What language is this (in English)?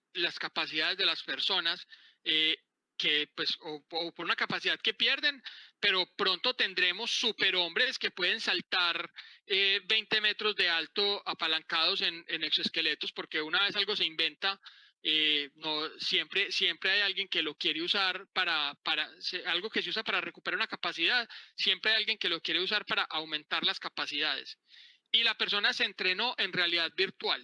Spanish